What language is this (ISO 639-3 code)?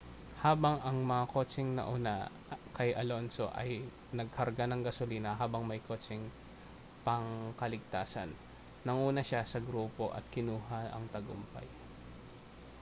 fil